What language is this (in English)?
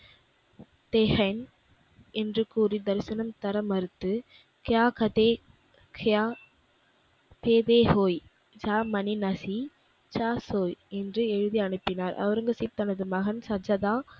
Tamil